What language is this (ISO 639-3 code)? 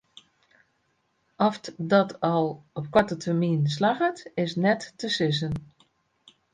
fry